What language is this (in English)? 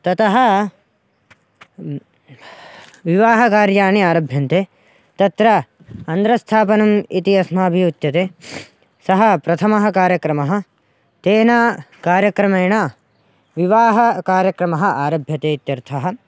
Sanskrit